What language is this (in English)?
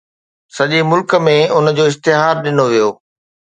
Sindhi